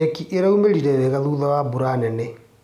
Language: Kikuyu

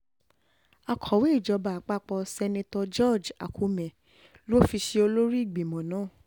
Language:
Yoruba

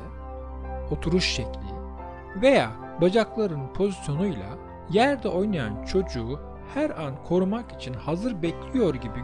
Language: Turkish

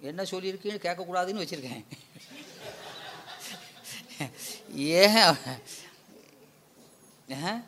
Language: Tamil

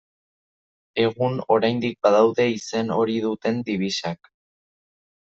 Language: Basque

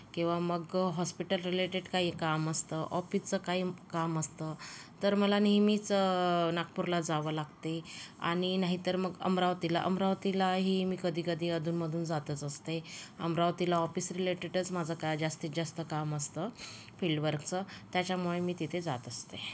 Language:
Marathi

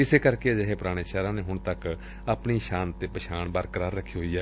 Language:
Punjabi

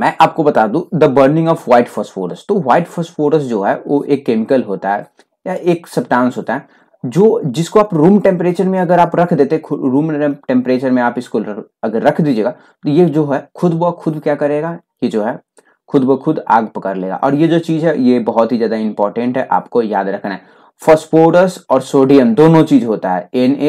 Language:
Hindi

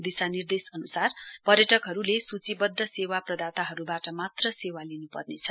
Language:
Nepali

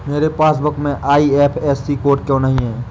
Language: Hindi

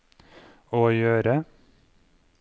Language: Norwegian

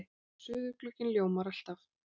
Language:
Icelandic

